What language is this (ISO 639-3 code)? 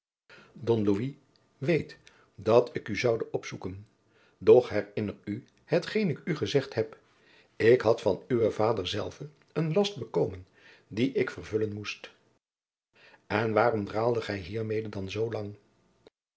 nld